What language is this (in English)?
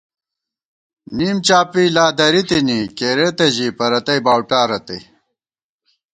Gawar-Bati